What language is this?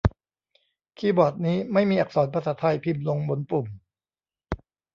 Thai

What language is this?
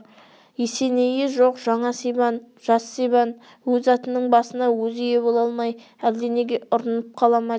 Kazakh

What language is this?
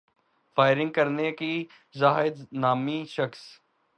Urdu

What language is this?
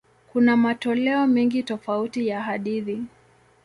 Swahili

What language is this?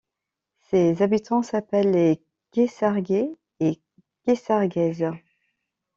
French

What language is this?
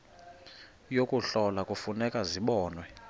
Xhosa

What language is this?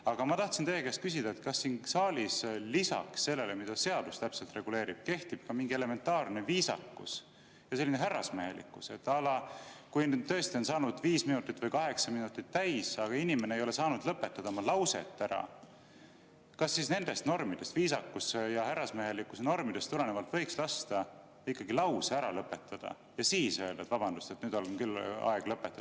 Estonian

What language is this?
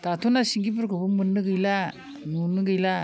Bodo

